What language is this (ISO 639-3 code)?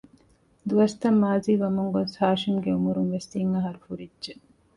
div